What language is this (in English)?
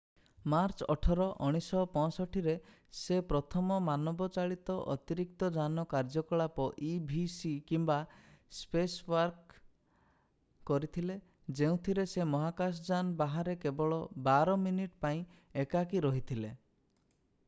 Odia